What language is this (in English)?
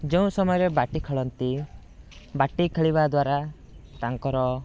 Odia